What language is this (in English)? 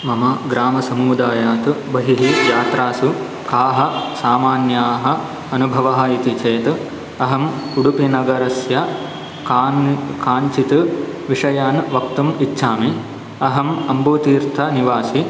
Sanskrit